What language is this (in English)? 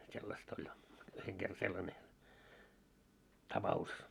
Finnish